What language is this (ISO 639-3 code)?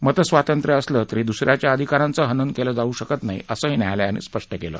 mar